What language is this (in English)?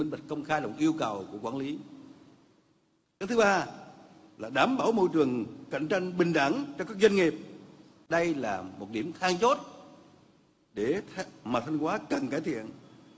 Vietnamese